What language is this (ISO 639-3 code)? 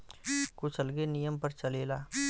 bho